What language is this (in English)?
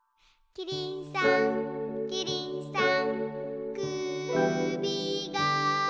Japanese